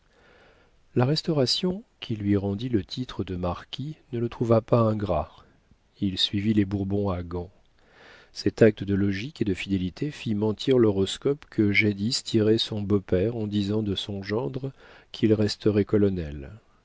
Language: French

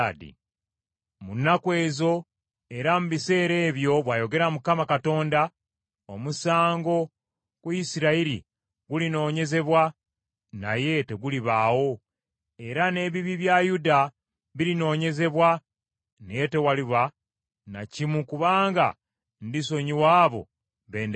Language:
Ganda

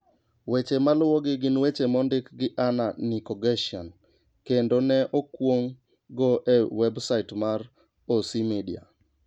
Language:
Luo (Kenya and Tanzania)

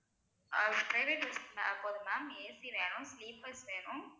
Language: Tamil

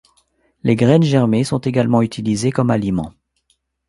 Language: French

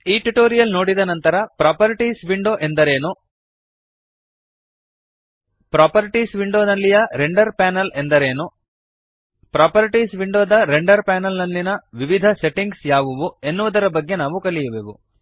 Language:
Kannada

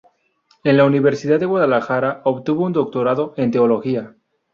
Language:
Spanish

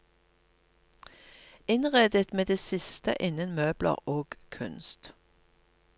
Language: Norwegian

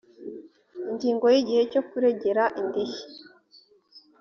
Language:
Kinyarwanda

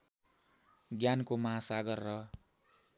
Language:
Nepali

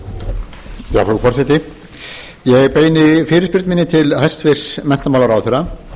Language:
Icelandic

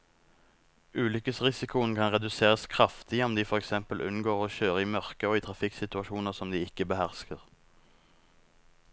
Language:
Norwegian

